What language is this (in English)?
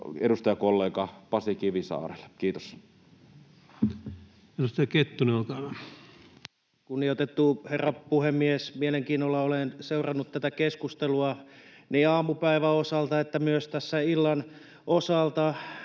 Finnish